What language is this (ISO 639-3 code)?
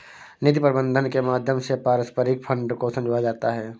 hin